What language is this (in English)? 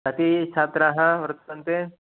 Sanskrit